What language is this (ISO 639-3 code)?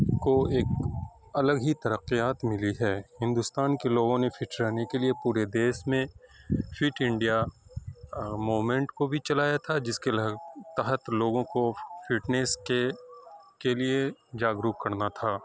urd